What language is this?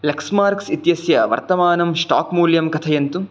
Sanskrit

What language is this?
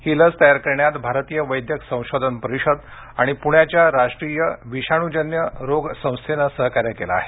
Marathi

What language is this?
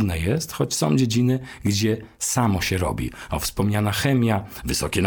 Polish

